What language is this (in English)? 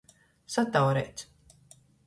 Latgalian